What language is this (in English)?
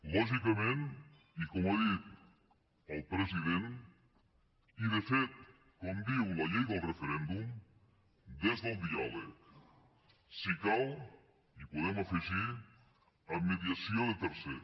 Catalan